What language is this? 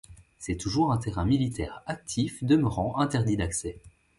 French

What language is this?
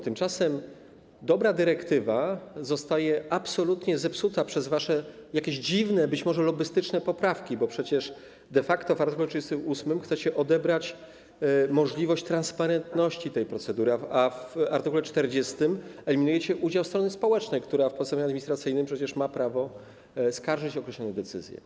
Polish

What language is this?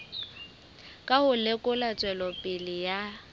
Southern Sotho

